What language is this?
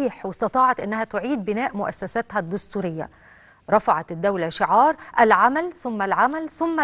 Arabic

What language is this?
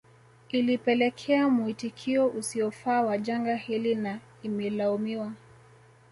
Swahili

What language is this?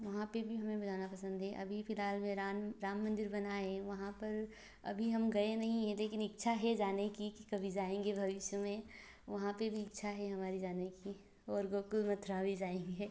Hindi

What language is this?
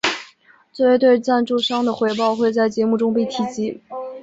Chinese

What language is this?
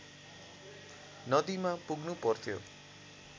Nepali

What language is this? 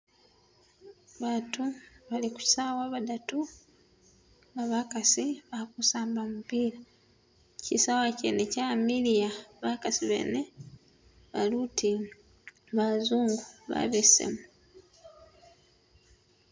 Masaaba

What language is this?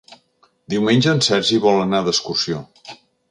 Catalan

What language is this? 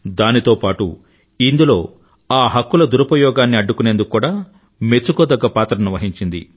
Telugu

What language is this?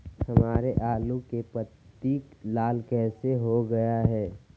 Magahi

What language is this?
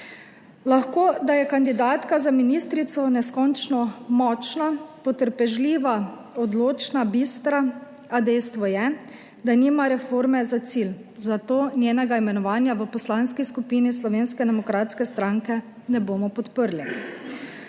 Slovenian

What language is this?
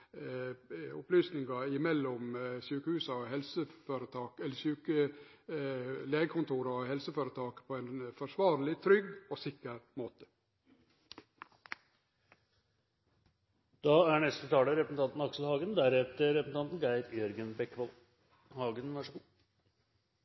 Norwegian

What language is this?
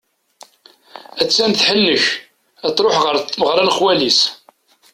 Kabyle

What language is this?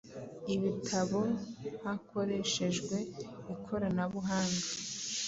Kinyarwanda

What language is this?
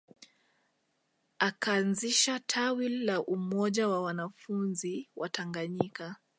Swahili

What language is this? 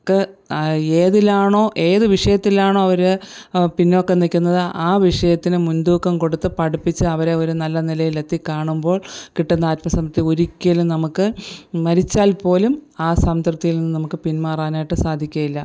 Malayalam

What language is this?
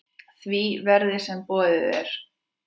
Icelandic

